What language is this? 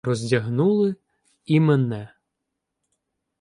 Ukrainian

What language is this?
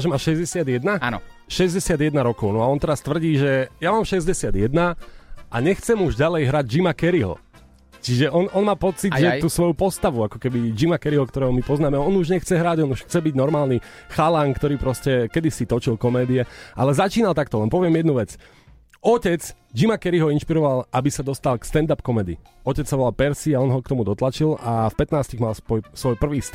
Slovak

